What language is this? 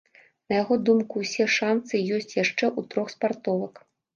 Belarusian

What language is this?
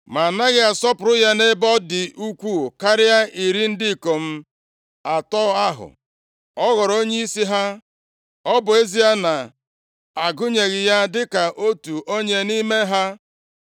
Igbo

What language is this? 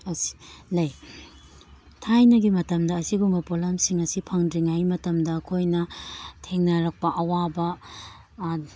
Manipuri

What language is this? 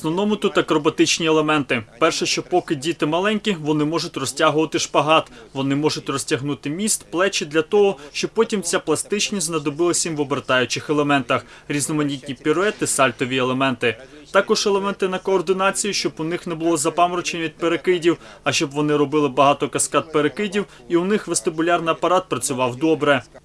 Ukrainian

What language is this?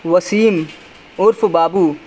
Urdu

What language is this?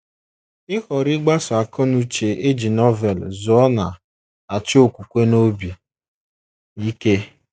Igbo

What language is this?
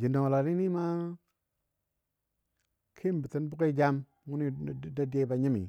Dadiya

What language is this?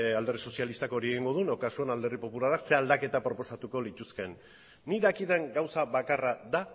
Basque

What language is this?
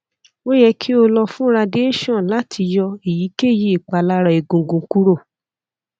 Yoruba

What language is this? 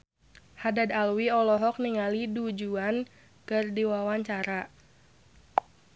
Sundanese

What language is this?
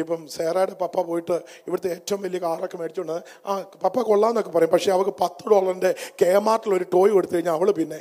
Malayalam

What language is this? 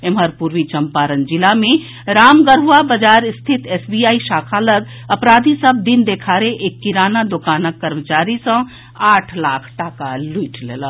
Maithili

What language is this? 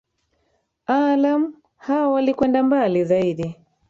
Swahili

